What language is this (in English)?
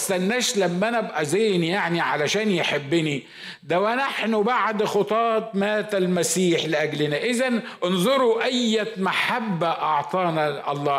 Arabic